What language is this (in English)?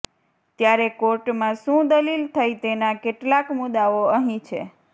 Gujarati